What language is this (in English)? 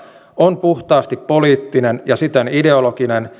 Finnish